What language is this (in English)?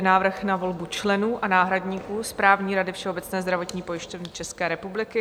Czech